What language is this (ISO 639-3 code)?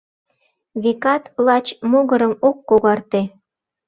chm